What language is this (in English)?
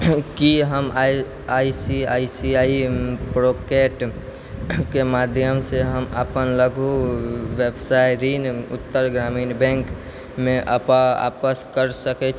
Maithili